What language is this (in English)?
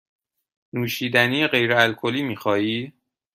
Persian